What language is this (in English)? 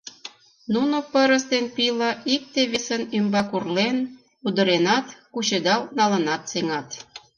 Mari